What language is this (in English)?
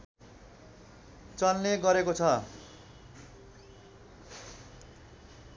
Nepali